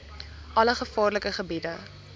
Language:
Afrikaans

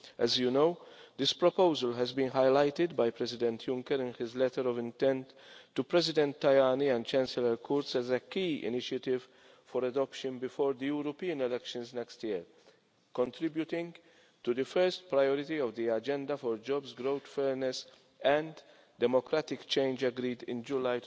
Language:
English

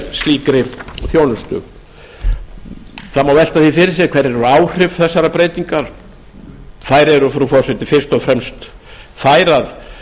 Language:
Icelandic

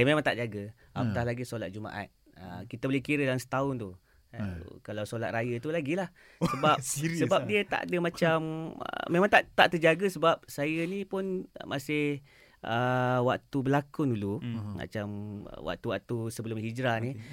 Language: Malay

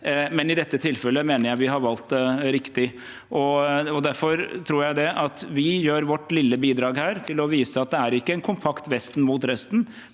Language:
Norwegian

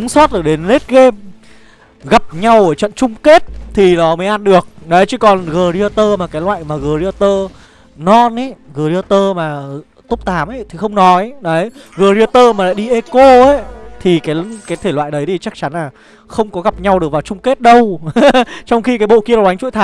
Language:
Vietnamese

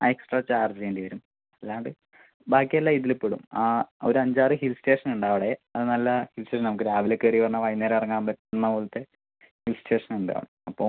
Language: Malayalam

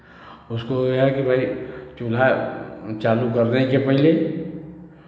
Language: Hindi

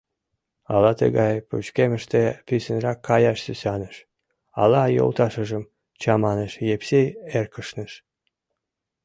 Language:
Mari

